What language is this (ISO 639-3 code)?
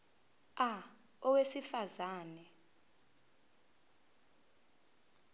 zul